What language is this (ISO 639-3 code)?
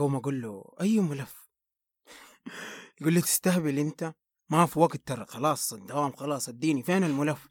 ara